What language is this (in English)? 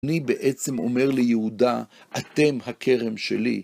Hebrew